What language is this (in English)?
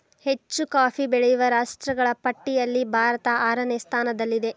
Kannada